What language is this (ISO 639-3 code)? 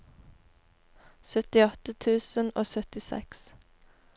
nor